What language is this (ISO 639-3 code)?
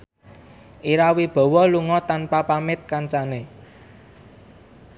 jav